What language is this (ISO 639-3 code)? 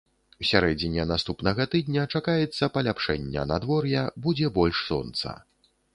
bel